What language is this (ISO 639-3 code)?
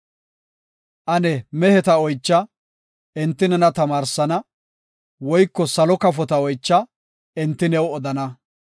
gof